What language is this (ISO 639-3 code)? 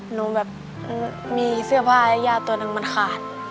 tha